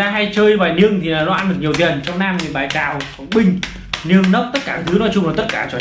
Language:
Vietnamese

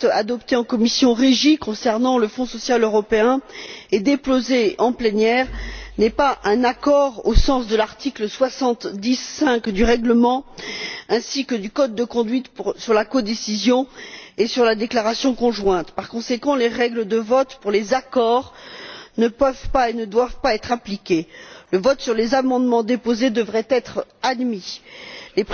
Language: French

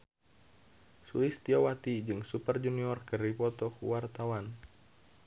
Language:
Sundanese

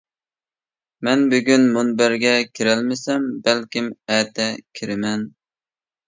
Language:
Uyghur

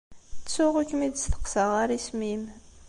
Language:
Kabyle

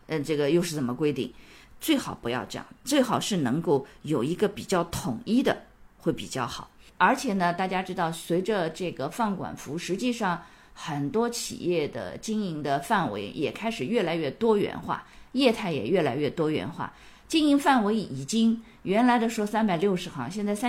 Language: Chinese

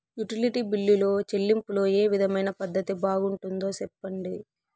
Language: Telugu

